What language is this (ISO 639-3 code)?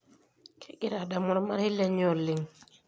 mas